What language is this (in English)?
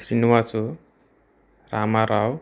Telugu